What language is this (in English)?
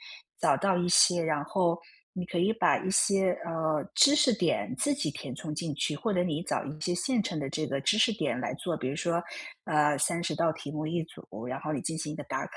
Chinese